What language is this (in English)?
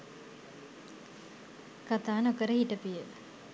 Sinhala